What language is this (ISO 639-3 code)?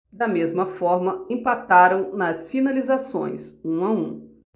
por